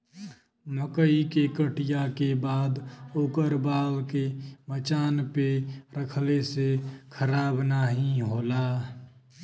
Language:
Bhojpuri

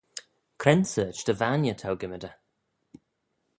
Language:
Manx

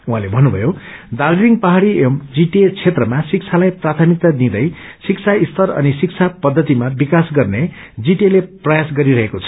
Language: Nepali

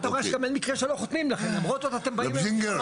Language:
Hebrew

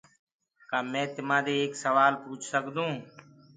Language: Gurgula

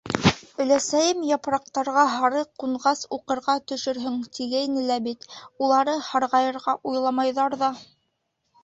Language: Bashkir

